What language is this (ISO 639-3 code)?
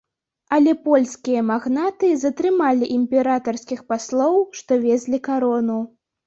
bel